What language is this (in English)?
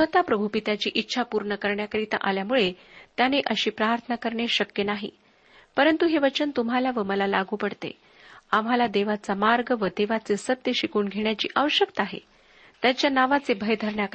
Marathi